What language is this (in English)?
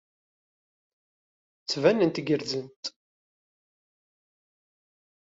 Kabyle